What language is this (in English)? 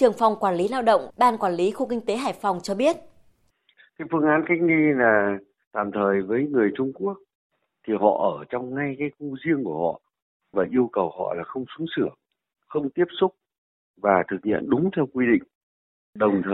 Vietnamese